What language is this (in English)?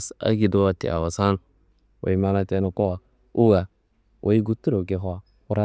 Kanembu